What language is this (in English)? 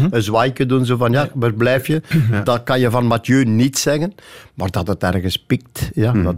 Dutch